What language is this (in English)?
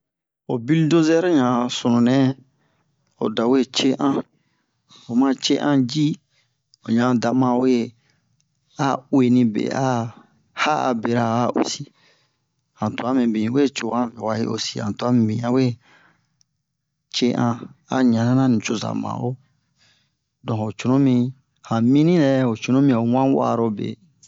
Bomu